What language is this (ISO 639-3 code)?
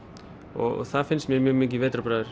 isl